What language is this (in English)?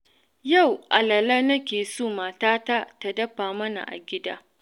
Hausa